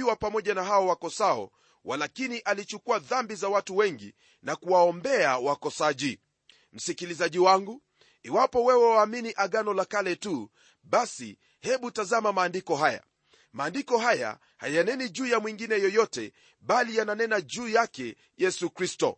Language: Swahili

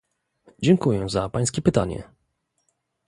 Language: Polish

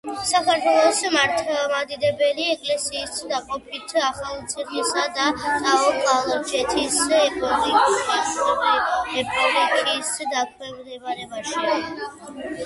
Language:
Georgian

